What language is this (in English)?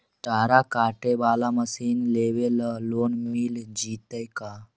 Magahi